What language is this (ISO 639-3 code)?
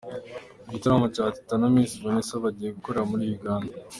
kin